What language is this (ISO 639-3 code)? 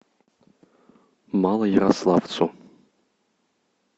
rus